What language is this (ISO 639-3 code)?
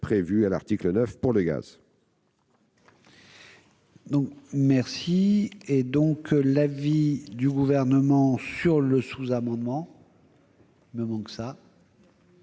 fra